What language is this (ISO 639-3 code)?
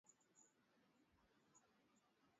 swa